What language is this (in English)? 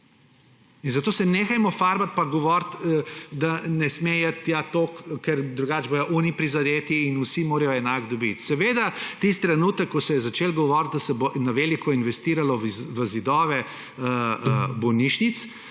Slovenian